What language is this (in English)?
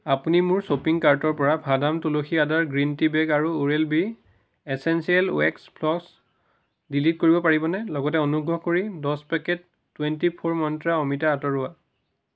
Assamese